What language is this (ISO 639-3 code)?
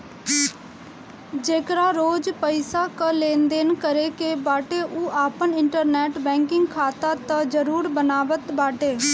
bho